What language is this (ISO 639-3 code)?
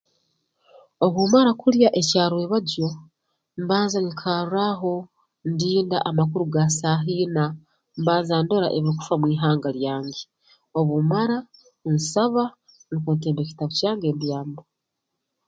ttj